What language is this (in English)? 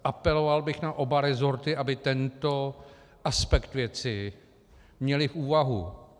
Czech